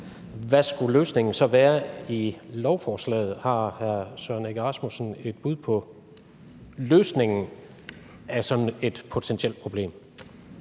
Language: Danish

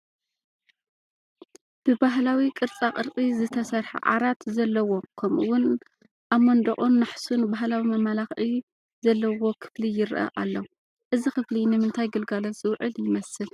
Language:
Tigrinya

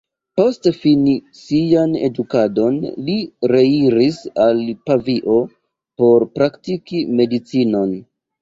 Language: Esperanto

